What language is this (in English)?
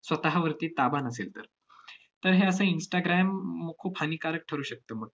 Marathi